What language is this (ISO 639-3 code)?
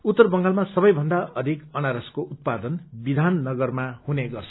nep